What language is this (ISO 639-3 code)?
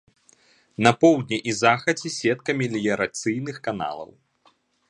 bel